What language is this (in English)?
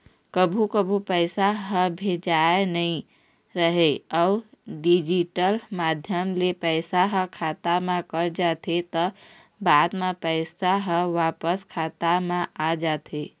Chhattisgarhi